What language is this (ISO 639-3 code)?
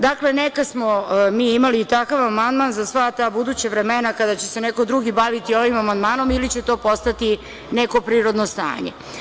srp